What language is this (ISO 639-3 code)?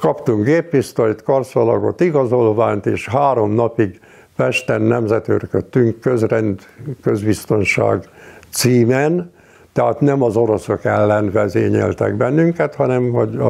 hun